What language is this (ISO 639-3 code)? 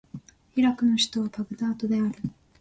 jpn